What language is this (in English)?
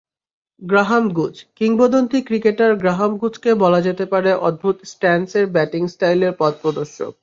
Bangla